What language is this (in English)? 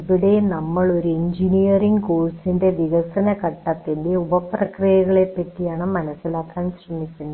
Malayalam